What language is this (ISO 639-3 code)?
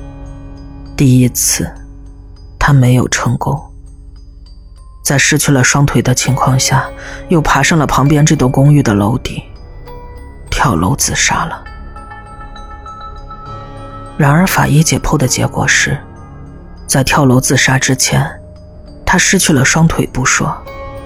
zho